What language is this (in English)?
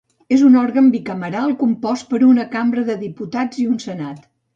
Catalan